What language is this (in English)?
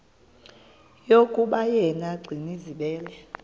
Xhosa